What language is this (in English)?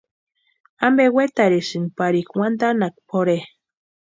Western Highland Purepecha